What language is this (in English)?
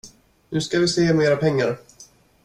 Swedish